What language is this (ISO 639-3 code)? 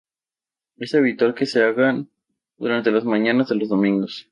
spa